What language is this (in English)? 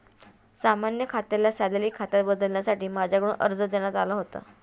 Marathi